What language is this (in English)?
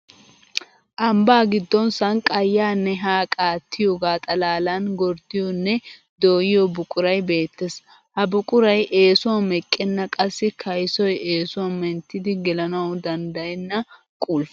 Wolaytta